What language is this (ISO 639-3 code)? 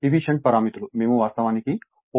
tel